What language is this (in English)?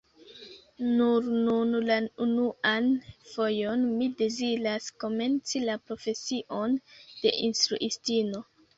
Esperanto